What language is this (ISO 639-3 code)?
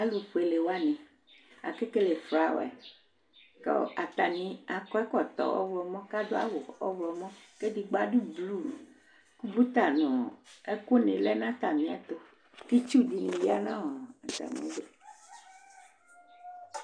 kpo